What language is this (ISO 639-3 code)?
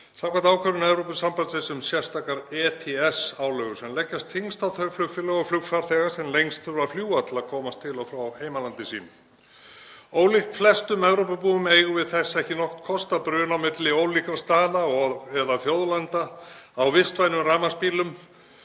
isl